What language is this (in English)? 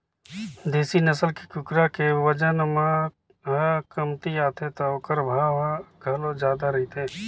Chhattisgarhi